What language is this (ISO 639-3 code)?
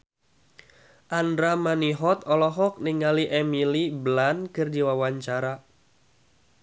sun